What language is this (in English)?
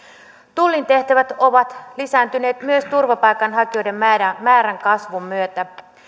Finnish